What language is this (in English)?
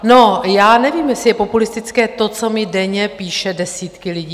Czech